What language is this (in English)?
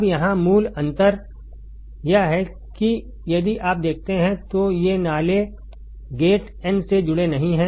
Hindi